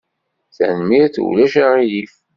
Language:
Kabyle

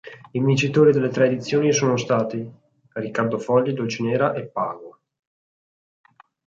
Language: Italian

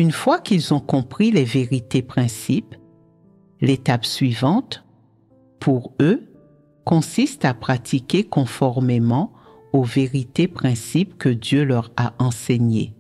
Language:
French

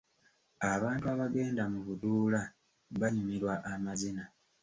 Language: Ganda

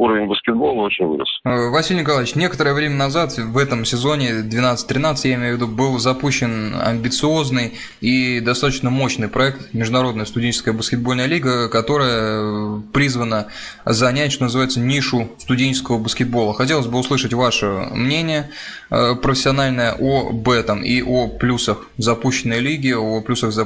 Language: Russian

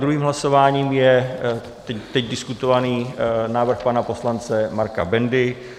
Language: Czech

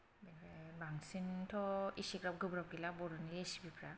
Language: Bodo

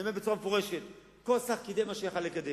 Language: Hebrew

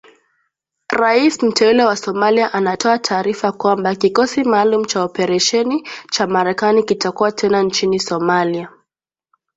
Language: Swahili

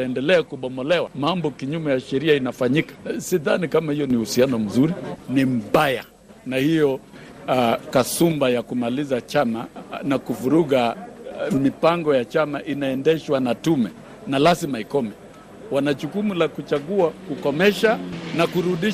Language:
Swahili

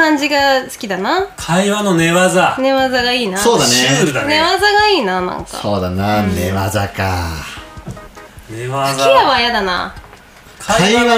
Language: Japanese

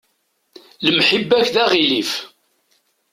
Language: Kabyle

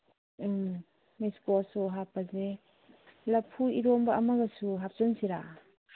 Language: Manipuri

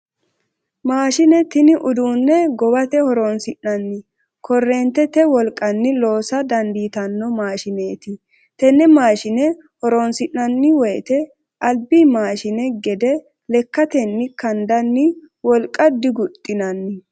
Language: Sidamo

